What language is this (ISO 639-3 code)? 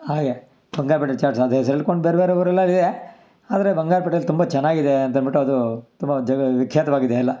kan